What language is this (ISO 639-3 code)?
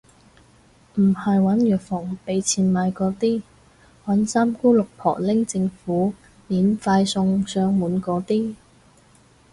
yue